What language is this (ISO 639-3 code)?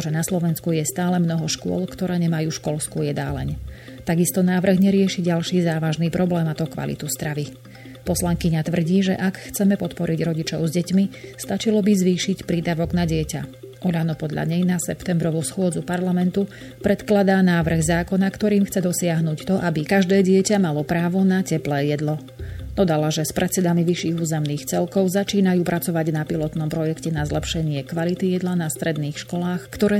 slk